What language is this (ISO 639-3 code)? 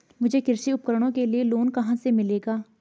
hin